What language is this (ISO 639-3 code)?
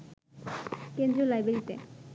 ben